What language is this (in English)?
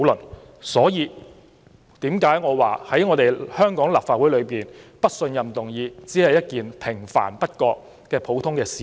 Cantonese